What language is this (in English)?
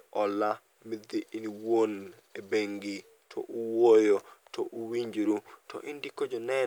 Luo (Kenya and Tanzania)